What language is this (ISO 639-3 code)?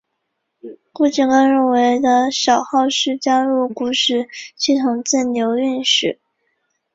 zho